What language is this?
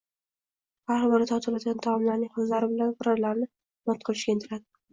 Uzbek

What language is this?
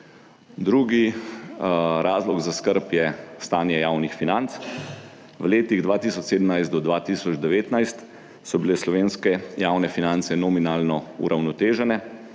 Slovenian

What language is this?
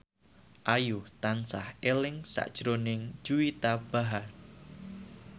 Javanese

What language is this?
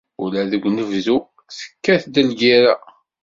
Kabyle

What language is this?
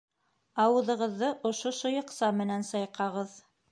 Bashkir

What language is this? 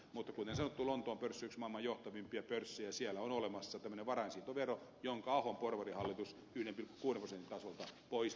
Finnish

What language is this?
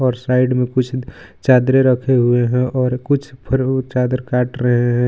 Hindi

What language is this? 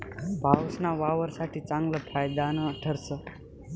Marathi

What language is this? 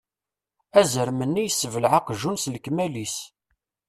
Kabyle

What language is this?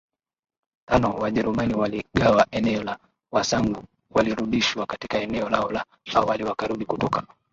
Swahili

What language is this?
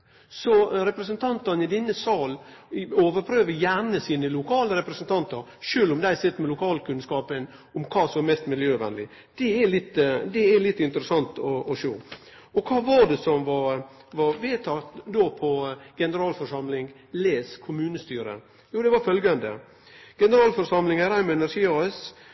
Norwegian Nynorsk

